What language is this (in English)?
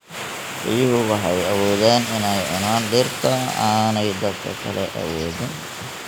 Somali